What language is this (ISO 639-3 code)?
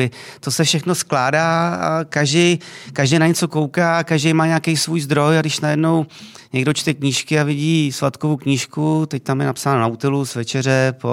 ces